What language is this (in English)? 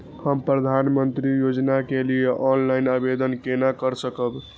Maithili